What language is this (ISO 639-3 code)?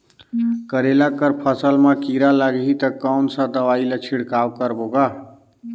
hne